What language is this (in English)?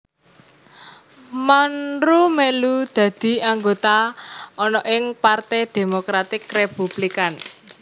Javanese